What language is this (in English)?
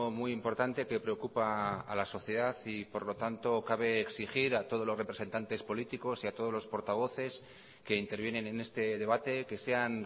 Spanish